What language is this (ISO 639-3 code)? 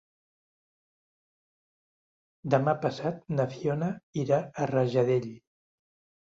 cat